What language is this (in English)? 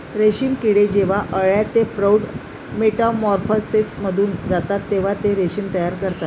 Marathi